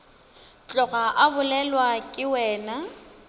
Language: Northern Sotho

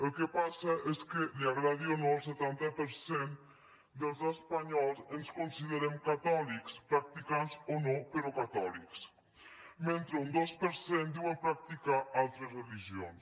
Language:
Catalan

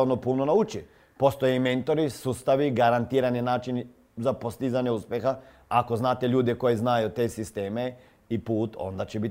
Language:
Croatian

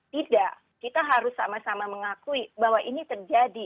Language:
Indonesian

